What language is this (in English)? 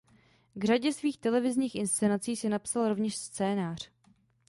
Czech